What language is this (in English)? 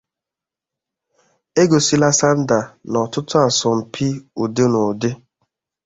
Igbo